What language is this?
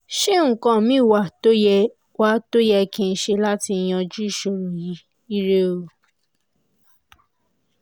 Yoruba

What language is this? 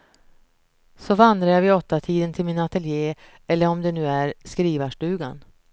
Swedish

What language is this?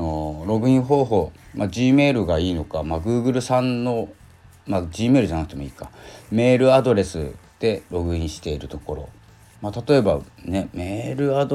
Japanese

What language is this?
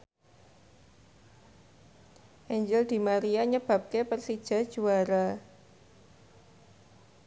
Javanese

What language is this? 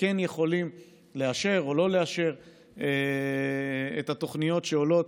Hebrew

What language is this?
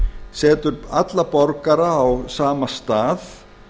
Icelandic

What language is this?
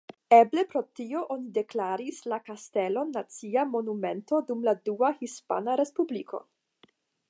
Esperanto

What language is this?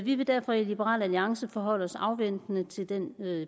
Danish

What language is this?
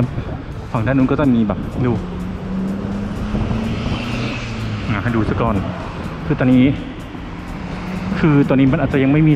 Thai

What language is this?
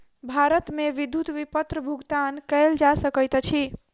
Maithili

